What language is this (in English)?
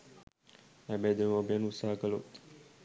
Sinhala